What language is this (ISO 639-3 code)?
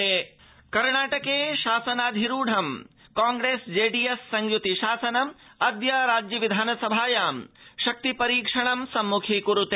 san